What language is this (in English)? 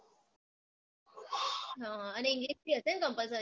Gujarati